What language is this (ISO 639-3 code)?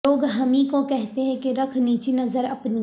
urd